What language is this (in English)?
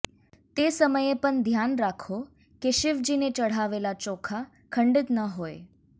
Gujarati